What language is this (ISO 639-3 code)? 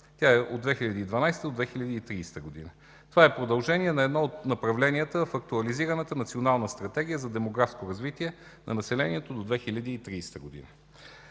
bul